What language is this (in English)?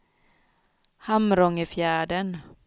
Swedish